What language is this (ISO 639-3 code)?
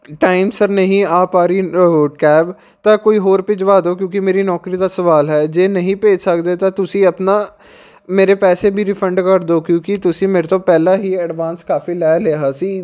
pan